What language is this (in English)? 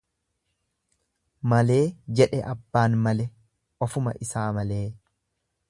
Oromo